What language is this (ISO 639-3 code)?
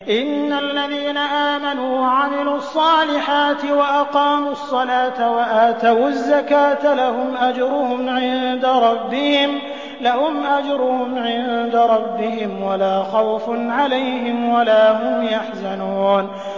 ara